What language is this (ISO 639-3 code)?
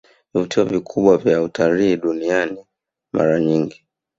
swa